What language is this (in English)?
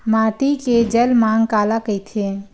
Chhattisgarhi